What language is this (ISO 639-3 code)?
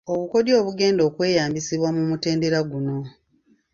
lug